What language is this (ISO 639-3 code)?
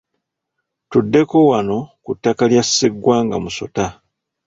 lug